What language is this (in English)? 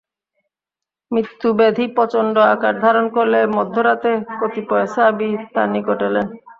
Bangla